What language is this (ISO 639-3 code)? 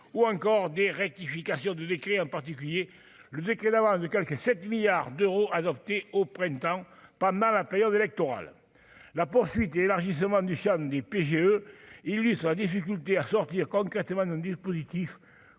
fra